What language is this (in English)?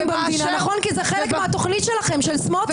Hebrew